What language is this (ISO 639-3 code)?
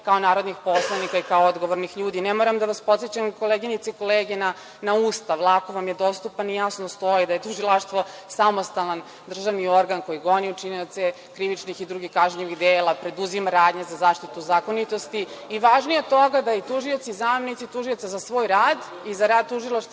srp